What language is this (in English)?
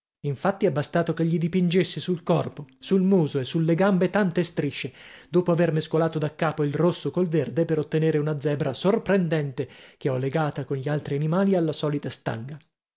Italian